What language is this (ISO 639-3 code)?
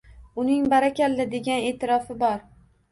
uzb